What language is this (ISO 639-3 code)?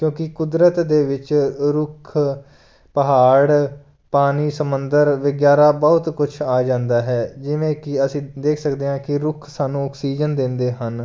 pan